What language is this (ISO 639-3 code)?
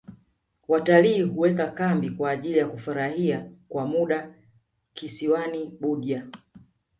swa